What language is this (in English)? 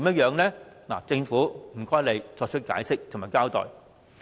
Cantonese